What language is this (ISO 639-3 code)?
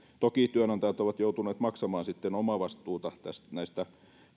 fin